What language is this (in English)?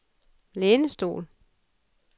Danish